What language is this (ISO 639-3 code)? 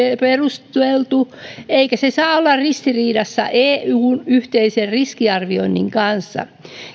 fin